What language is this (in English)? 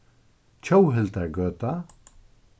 Faroese